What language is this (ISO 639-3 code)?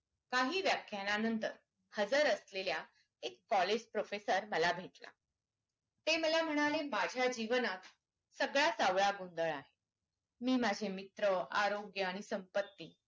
mar